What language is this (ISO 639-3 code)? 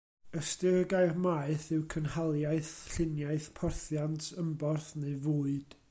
cym